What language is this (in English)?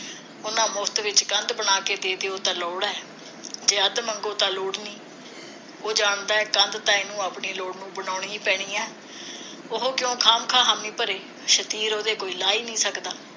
Punjabi